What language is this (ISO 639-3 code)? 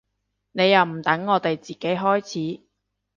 yue